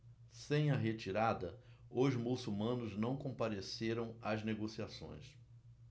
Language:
Portuguese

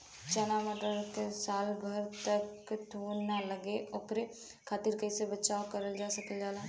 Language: Bhojpuri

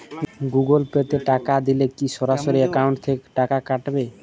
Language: Bangla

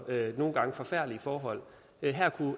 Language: Danish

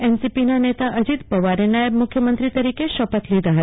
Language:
Gujarati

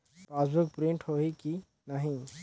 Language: Chhattisgarhi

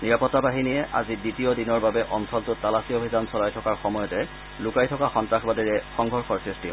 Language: Assamese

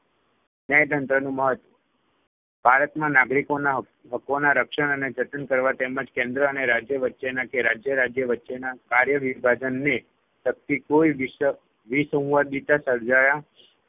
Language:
Gujarati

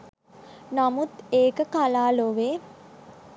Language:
Sinhala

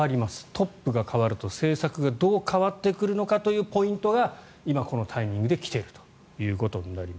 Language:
Japanese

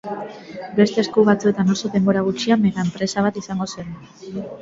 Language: Basque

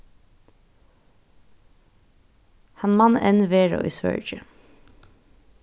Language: Faroese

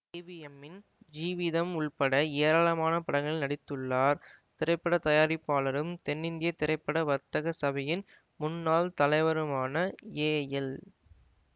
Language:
Tamil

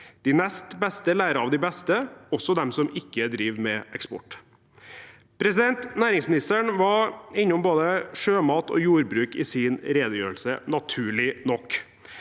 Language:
Norwegian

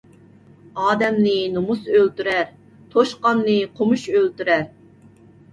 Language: Uyghur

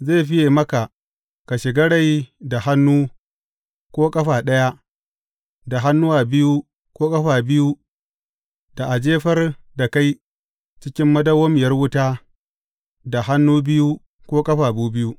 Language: Hausa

